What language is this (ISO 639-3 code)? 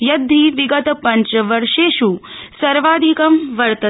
san